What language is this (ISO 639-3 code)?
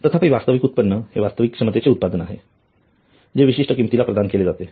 mar